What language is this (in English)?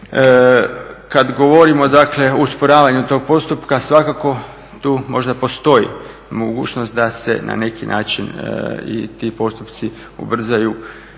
Croatian